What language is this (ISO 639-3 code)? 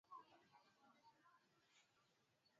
swa